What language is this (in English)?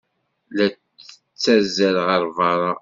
Kabyle